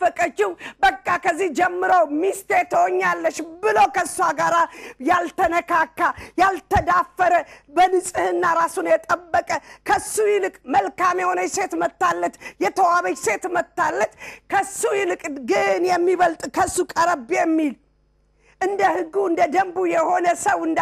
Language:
Arabic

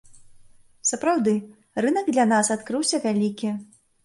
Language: Belarusian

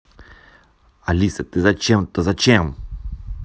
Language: Russian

